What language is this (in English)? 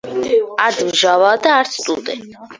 Georgian